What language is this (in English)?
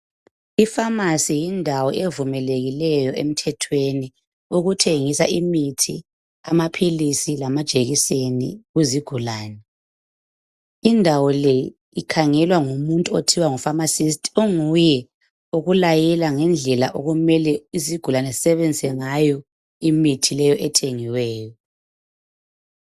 North Ndebele